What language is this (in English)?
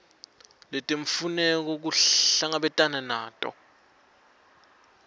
Swati